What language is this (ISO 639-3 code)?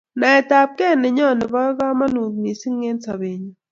kln